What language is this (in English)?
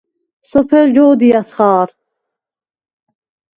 Svan